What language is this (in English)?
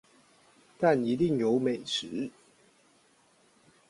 Chinese